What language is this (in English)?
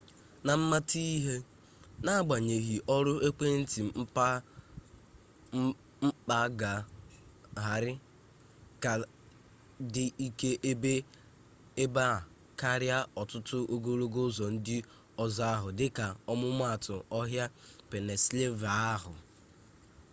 Igbo